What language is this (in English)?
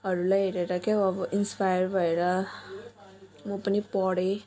Nepali